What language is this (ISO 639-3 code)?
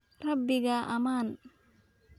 som